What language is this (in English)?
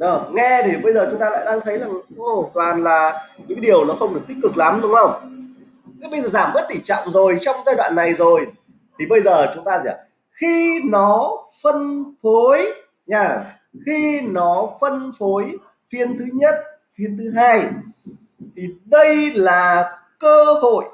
Vietnamese